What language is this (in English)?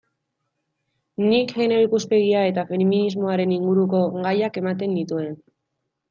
Basque